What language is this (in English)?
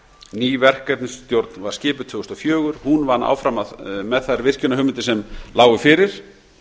Icelandic